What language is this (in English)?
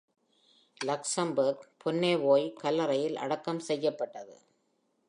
Tamil